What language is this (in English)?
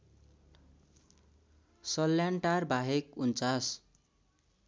Nepali